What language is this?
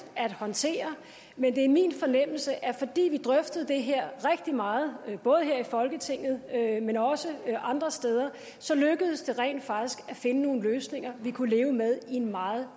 Danish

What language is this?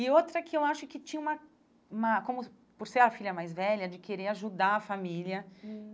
Portuguese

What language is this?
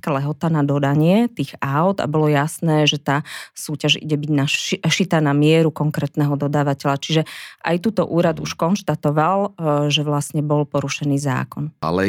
Slovak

